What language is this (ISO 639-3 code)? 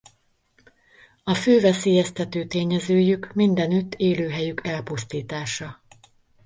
hun